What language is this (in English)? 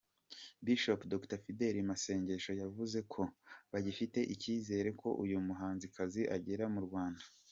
Kinyarwanda